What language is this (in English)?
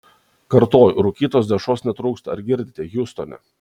Lithuanian